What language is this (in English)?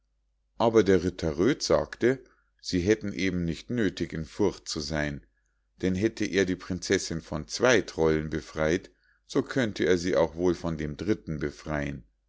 German